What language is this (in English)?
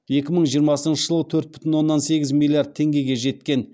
Kazakh